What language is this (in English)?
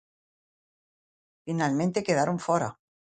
Galician